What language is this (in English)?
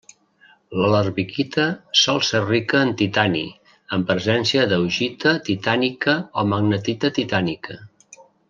Catalan